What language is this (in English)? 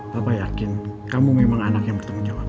Indonesian